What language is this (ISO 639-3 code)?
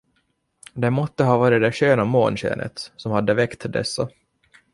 swe